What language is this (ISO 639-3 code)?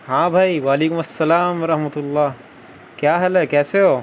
urd